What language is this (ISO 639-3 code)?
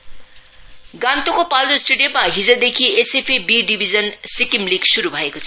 nep